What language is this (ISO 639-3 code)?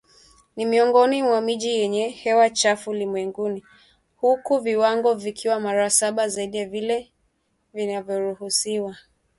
swa